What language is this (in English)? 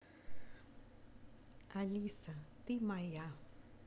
Russian